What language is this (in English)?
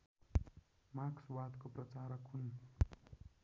Nepali